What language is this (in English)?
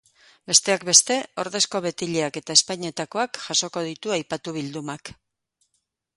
Basque